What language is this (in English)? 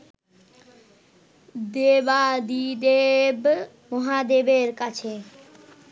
Bangla